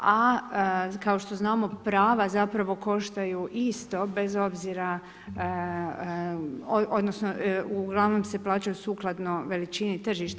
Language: Croatian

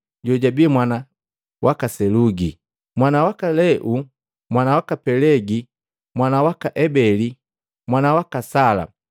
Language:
Matengo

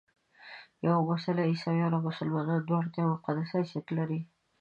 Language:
Pashto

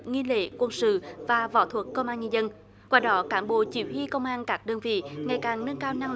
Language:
Vietnamese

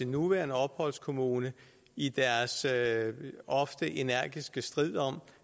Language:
Danish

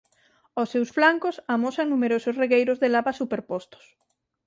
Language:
Galician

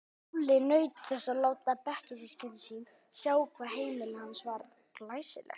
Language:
Icelandic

